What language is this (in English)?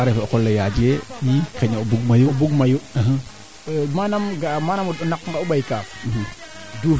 Serer